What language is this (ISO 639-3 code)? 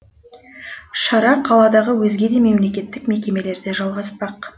kaz